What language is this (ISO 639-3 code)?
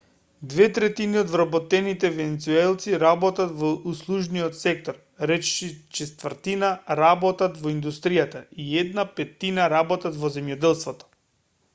mkd